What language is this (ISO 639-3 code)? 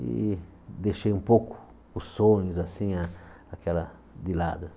por